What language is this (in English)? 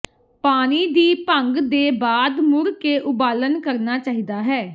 Punjabi